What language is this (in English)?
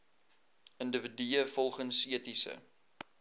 Afrikaans